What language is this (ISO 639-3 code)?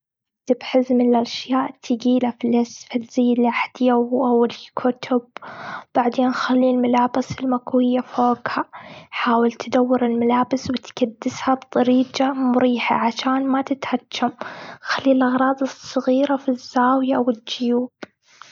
afb